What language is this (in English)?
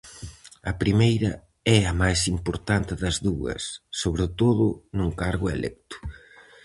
Galician